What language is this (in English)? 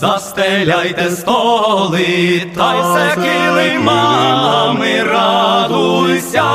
Ukrainian